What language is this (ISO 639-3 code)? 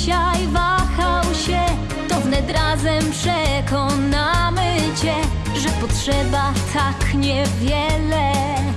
pol